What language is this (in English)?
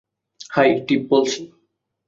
Bangla